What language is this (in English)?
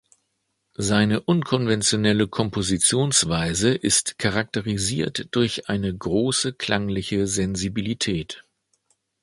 German